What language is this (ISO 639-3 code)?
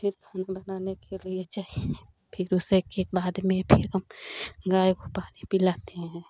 hin